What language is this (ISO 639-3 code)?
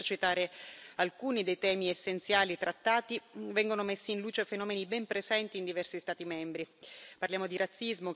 ita